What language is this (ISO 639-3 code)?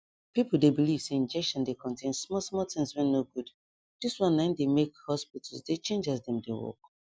pcm